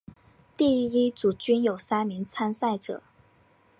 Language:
Chinese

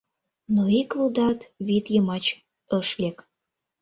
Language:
Mari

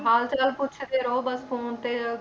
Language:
Punjabi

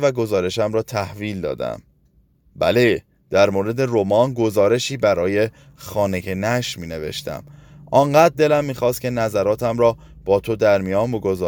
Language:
Persian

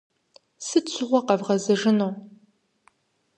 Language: Kabardian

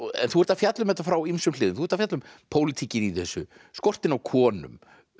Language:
Icelandic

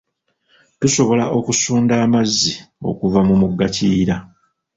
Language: Ganda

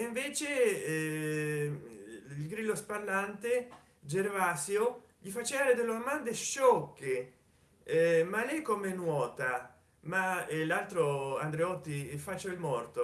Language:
Italian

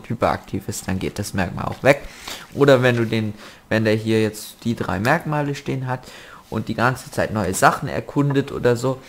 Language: German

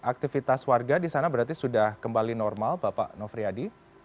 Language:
Indonesian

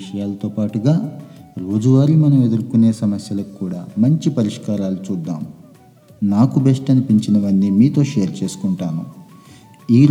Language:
Telugu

